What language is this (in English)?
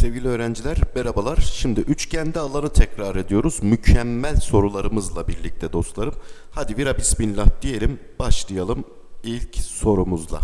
Turkish